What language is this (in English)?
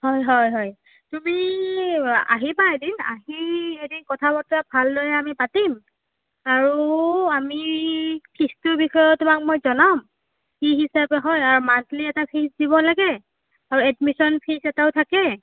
Assamese